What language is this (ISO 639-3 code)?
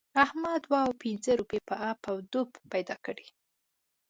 pus